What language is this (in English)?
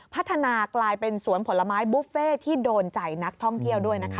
Thai